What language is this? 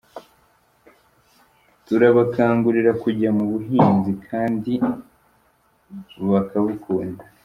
Kinyarwanda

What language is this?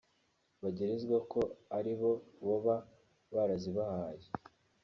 Kinyarwanda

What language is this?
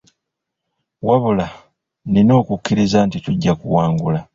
Ganda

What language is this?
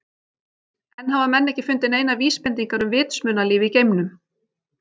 Icelandic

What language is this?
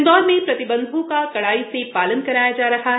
Hindi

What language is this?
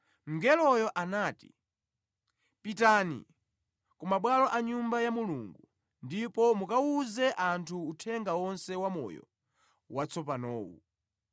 Nyanja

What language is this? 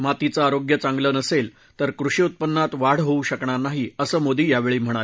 Marathi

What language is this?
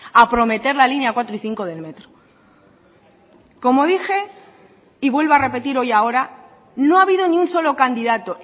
Spanish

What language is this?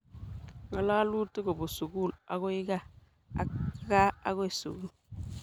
Kalenjin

